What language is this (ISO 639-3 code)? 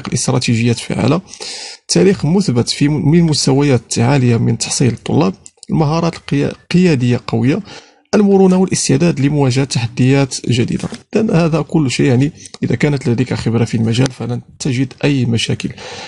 ara